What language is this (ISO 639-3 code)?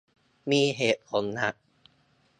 tha